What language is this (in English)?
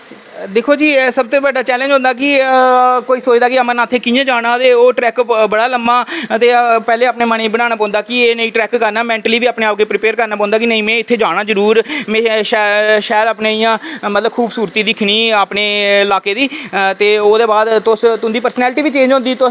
Dogri